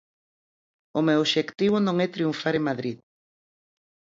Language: Galician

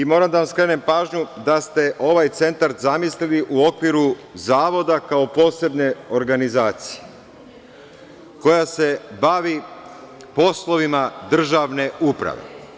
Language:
Serbian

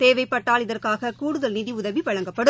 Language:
Tamil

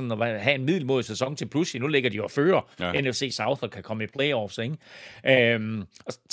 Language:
Danish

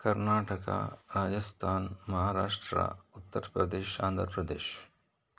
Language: Kannada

